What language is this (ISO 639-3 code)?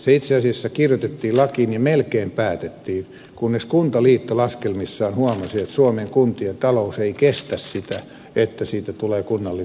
fin